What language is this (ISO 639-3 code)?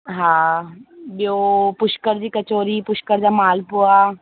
snd